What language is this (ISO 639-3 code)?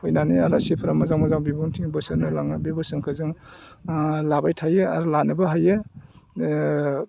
brx